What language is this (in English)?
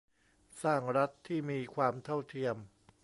Thai